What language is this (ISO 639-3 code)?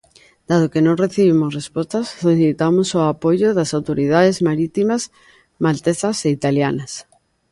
glg